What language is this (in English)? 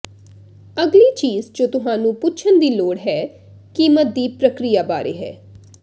Punjabi